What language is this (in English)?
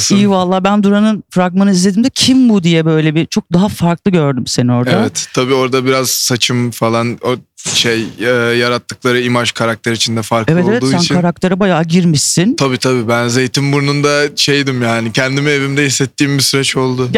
Turkish